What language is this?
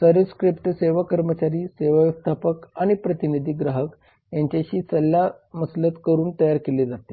Marathi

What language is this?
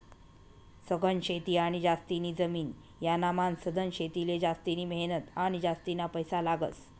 Marathi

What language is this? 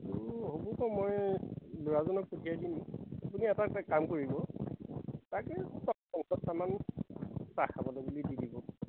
Assamese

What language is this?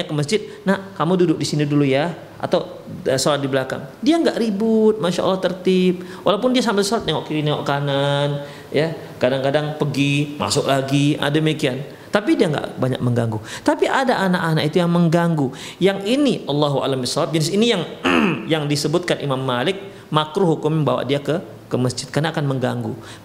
Indonesian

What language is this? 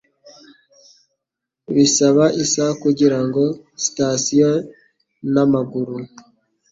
Kinyarwanda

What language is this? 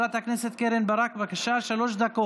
Hebrew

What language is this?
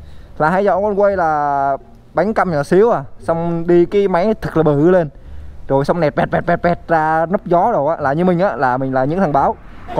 Vietnamese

